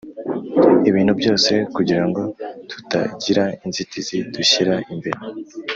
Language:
Kinyarwanda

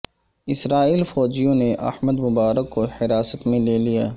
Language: Urdu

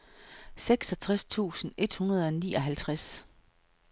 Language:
Danish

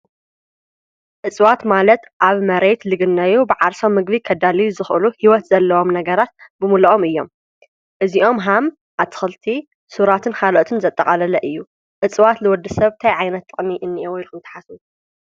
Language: Tigrinya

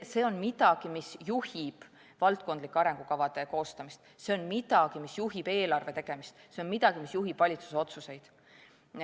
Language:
Estonian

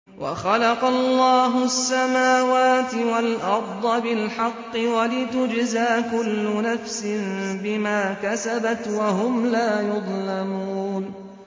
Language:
Arabic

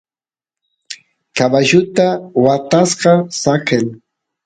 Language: Santiago del Estero Quichua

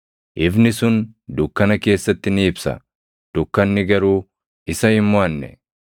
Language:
Oromo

